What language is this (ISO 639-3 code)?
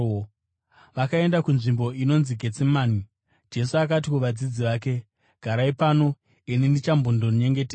sna